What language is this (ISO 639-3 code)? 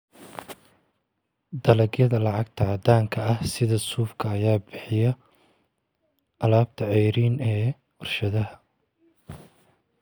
som